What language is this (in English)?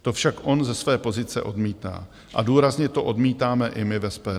Czech